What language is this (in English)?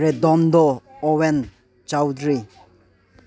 Manipuri